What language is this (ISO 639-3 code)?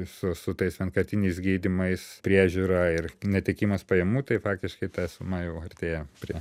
lit